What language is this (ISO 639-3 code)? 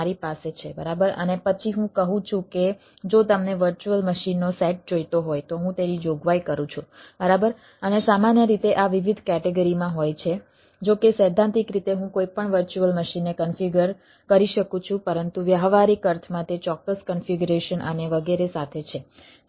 guj